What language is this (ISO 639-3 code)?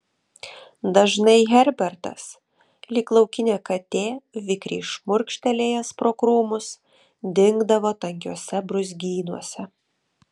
lit